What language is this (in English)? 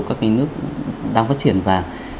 Vietnamese